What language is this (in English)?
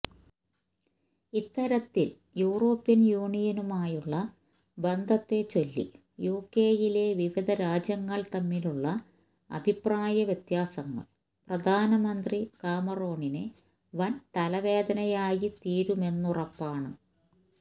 Malayalam